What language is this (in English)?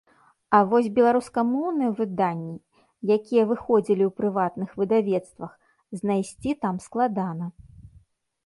Belarusian